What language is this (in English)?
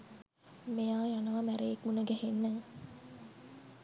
Sinhala